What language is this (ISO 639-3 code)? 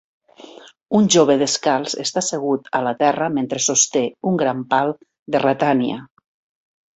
cat